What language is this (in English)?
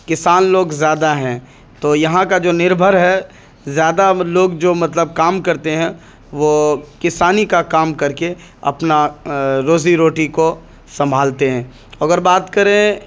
Urdu